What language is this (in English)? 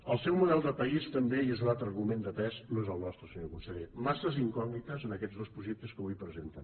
Catalan